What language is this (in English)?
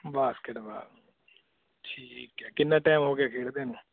Punjabi